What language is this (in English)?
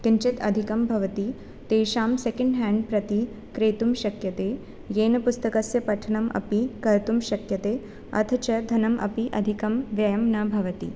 Sanskrit